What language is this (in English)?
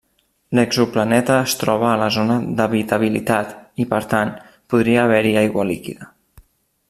Catalan